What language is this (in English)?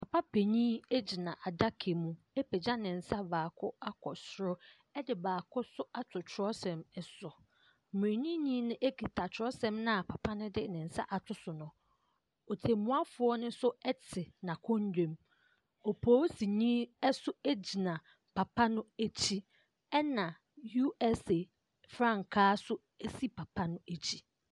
Akan